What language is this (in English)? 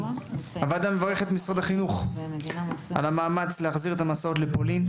Hebrew